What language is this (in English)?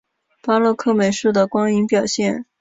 Chinese